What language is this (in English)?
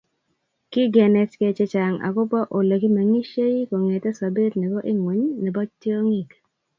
Kalenjin